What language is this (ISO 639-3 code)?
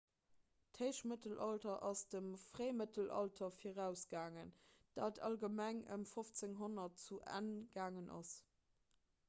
ltz